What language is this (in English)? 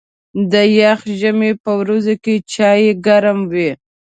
Pashto